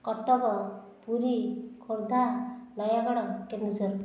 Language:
Odia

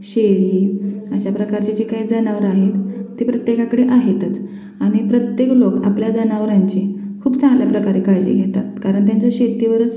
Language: Marathi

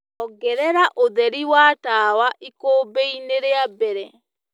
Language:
Kikuyu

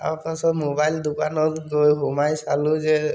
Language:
Assamese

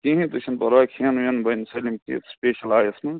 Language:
Kashmiri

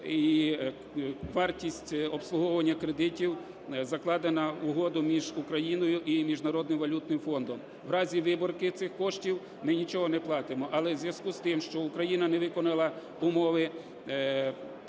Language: Ukrainian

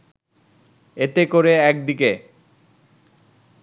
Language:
Bangla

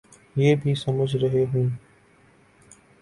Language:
Urdu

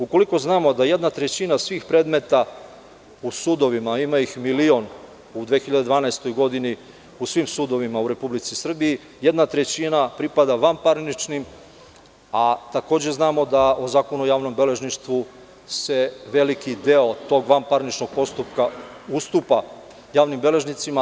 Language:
Serbian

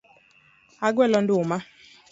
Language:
Luo (Kenya and Tanzania)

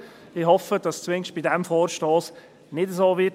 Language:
Swiss German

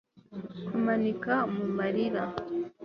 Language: Kinyarwanda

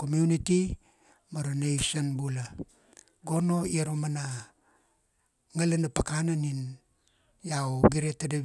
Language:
Kuanua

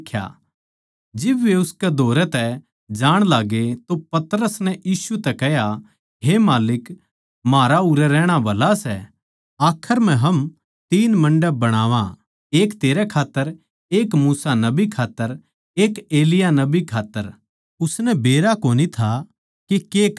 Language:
Haryanvi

